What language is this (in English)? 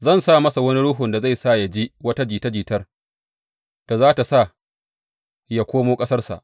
Hausa